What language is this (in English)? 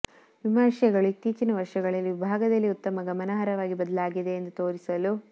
Kannada